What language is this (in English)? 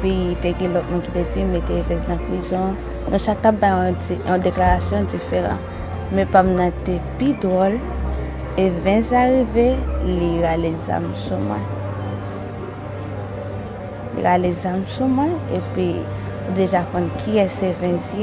French